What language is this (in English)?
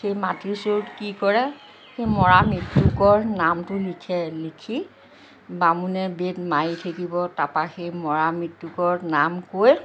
Assamese